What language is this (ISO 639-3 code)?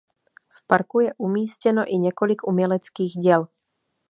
ces